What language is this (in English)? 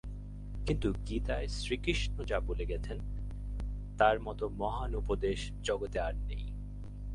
Bangla